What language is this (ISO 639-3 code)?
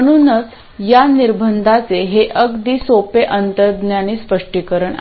mar